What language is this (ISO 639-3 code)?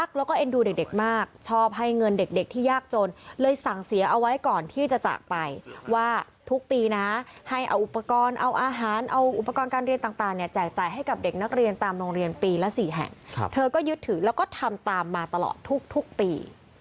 tha